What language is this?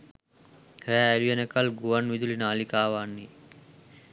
Sinhala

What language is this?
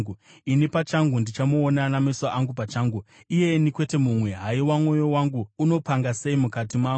Shona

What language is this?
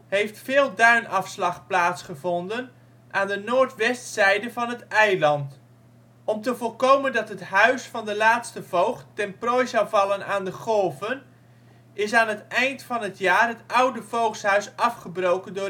Dutch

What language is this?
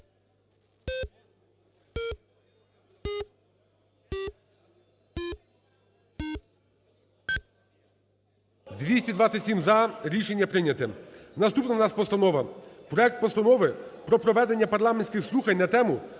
Ukrainian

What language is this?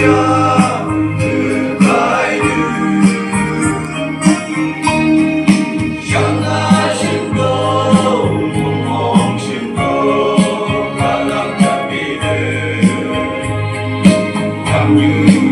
Romanian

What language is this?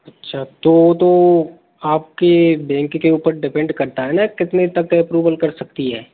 Hindi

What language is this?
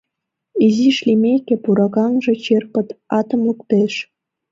Mari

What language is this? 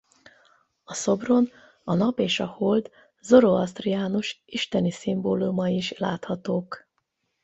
Hungarian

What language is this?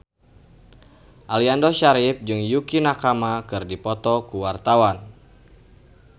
Sundanese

